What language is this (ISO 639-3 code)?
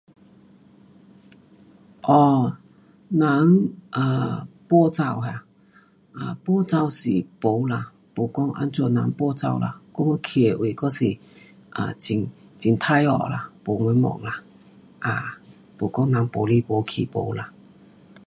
cpx